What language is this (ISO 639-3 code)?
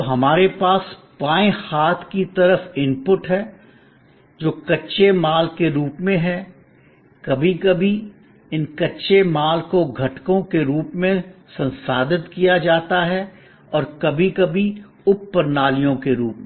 hin